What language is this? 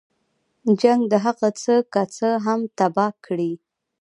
Pashto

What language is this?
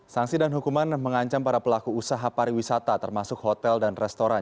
Indonesian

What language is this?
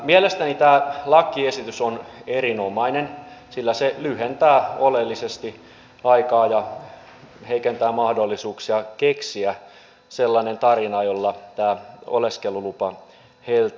Finnish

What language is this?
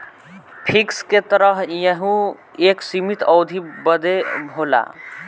Bhojpuri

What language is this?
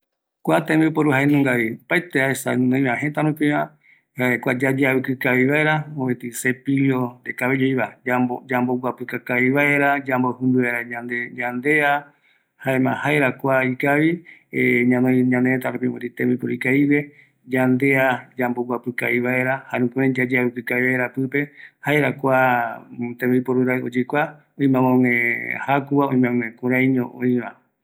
Eastern Bolivian Guaraní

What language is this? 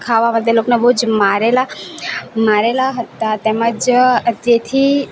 Gujarati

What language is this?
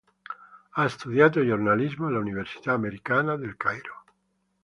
Italian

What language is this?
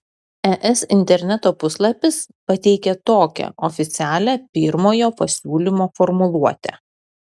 Lithuanian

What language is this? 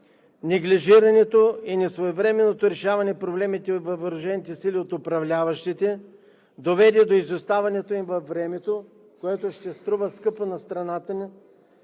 Bulgarian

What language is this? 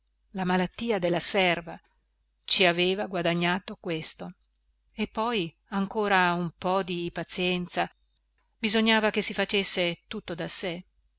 Italian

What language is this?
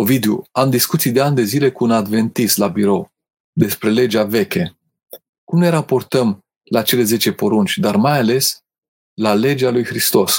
Romanian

